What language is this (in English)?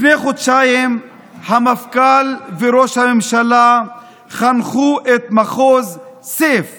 Hebrew